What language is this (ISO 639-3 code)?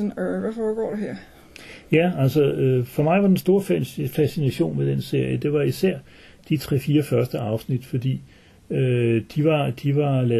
dan